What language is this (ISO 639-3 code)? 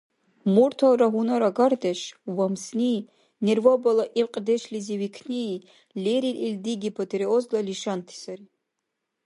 dar